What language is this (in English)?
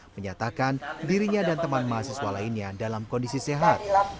Indonesian